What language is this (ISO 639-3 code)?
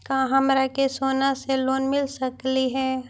mag